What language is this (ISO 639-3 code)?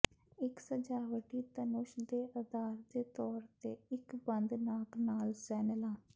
pan